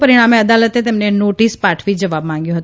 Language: Gujarati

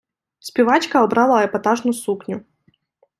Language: Ukrainian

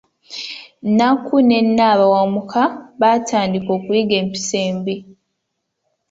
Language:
Ganda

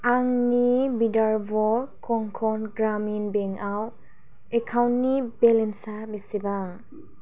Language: Bodo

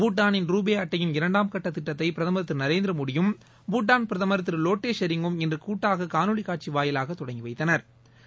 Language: Tamil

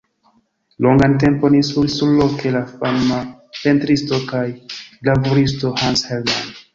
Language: Esperanto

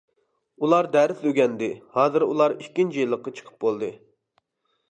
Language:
Uyghur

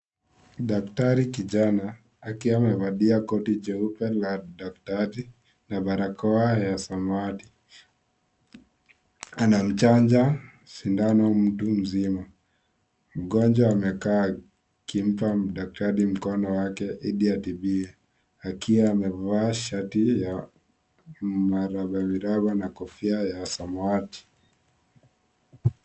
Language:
Swahili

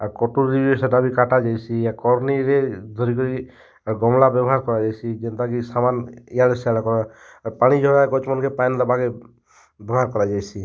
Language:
Odia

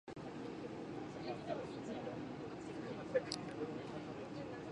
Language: Japanese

